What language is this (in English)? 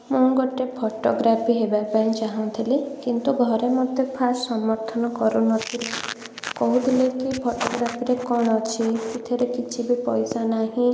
Odia